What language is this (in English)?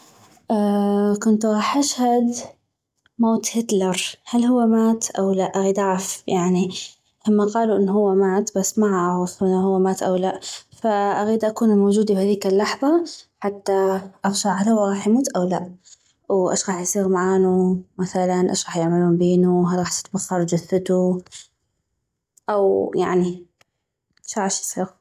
North Mesopotamian Arabic